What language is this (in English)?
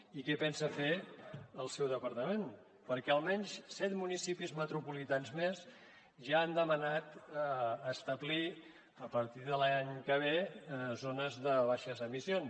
Catalan